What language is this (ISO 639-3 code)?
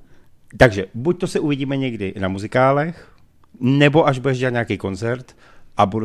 ces